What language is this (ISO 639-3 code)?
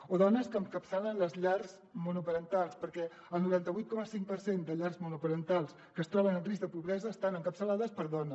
cat